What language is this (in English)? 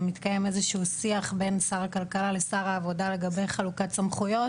Hebrew